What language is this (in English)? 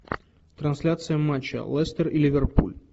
Russian